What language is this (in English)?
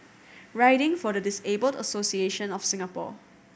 English